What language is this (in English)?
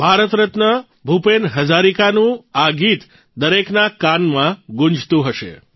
Gujarati